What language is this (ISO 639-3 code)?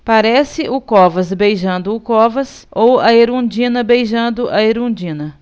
por